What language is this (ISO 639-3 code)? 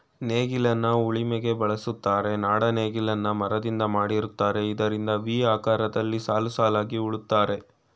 kan